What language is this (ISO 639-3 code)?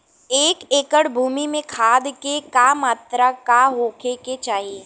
bho